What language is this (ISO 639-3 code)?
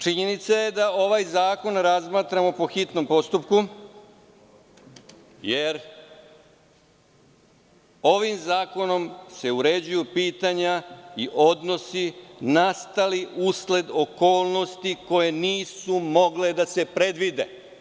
srp